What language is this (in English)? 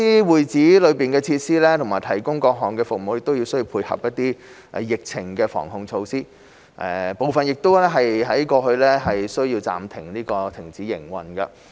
Cantonese